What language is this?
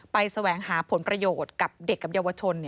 Thai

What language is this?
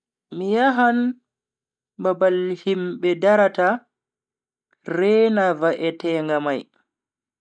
Bagirmi Fulfulde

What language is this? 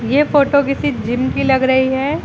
Hindi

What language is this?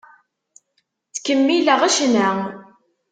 Kabyle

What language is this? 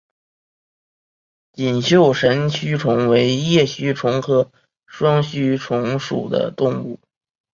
Chinese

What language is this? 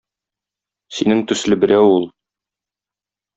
Tatar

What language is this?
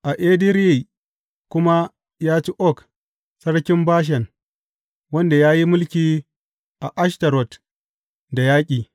Hausa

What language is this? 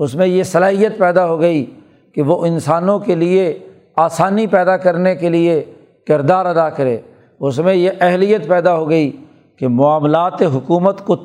Urdu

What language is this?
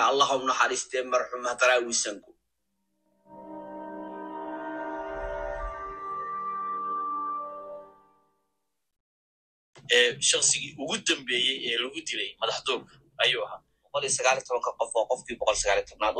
Arabic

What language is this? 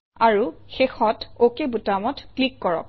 Assamese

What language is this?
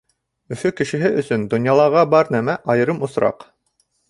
Bashkir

